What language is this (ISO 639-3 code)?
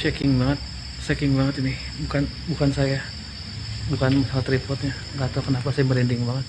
ind